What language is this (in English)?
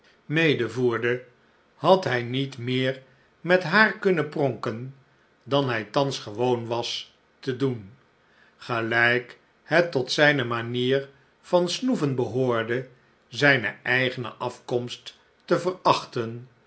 Dutch